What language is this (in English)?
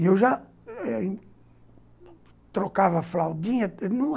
Portuguese